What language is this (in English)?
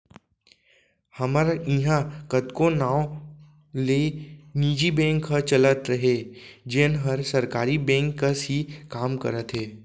Chhattisgarhi